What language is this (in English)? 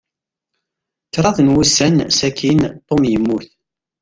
Kabyle